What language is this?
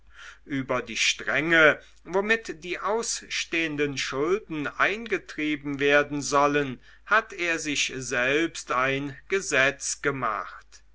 German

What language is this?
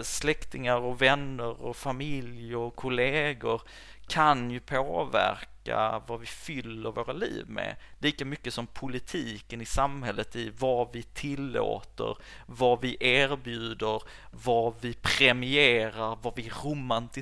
Swedish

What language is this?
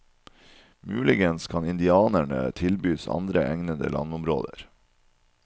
Norwegian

